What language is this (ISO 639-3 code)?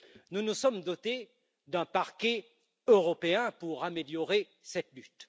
fra